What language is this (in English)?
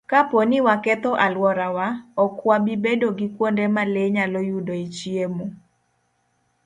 Luo (Kenya and Tanzania)